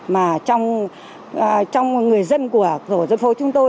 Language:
Vietnamese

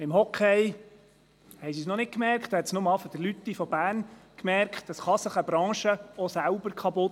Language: Swiss German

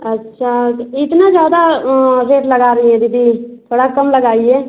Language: Hindi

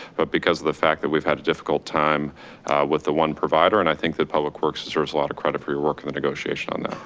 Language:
English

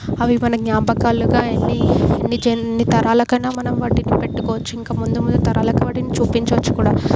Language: Telugu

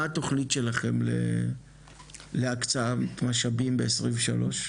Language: Hebrew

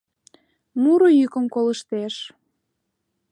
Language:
Mari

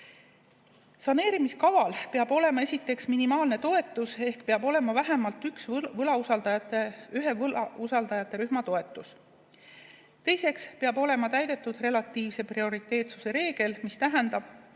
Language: Estonian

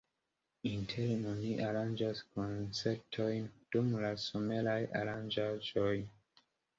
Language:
Esperanto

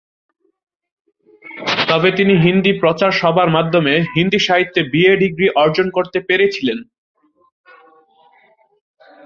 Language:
Bangla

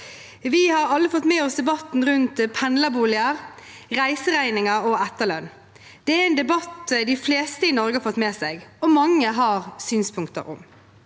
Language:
Norwegian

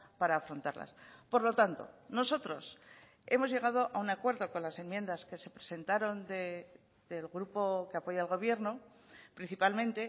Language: Spanish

